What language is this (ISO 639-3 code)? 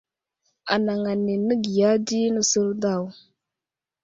udl